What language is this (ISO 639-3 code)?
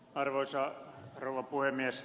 fin